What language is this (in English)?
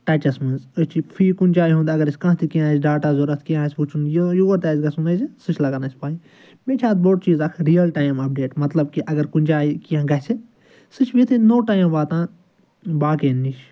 Kashmiri